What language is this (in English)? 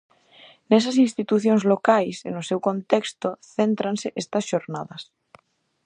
Galician